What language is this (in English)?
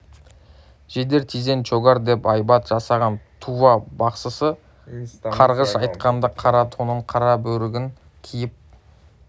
Kazakh